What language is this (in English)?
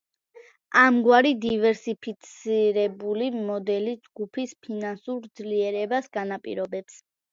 Georgian